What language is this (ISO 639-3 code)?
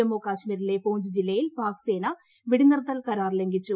mal